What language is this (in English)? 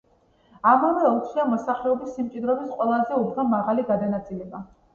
Georgian